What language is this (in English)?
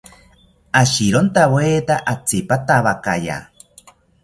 South Ucayali Ashéninka